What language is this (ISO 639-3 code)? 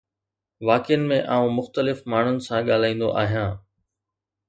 snd